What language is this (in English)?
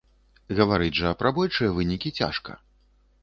Belarusian